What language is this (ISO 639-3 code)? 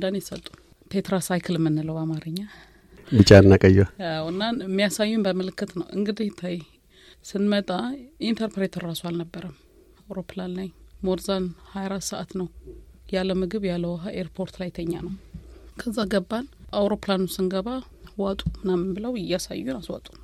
amh